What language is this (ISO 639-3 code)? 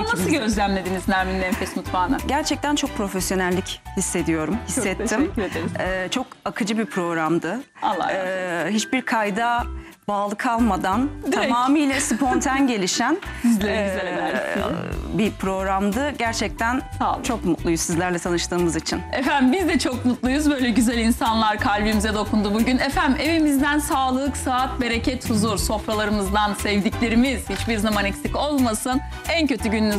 tur